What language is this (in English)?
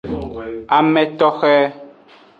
Aja (Benin)